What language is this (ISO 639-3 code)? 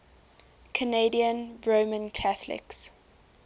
eng